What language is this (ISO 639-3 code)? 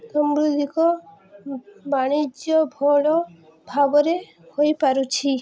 ori